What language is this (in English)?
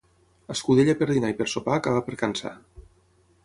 Catalan